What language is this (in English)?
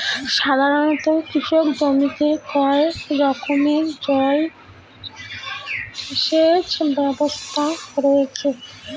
Bangla